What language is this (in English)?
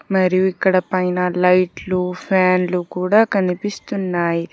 Telugu